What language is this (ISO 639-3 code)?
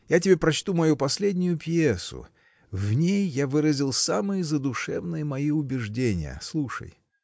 rus